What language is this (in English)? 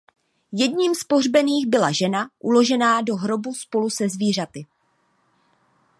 Czech